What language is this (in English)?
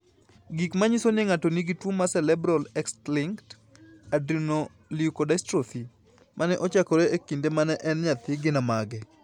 Luo (Kenya and Tanzania)